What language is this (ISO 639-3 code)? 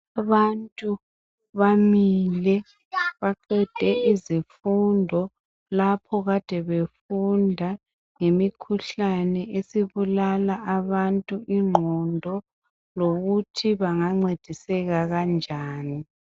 nde